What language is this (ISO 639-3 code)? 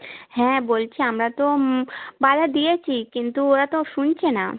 ben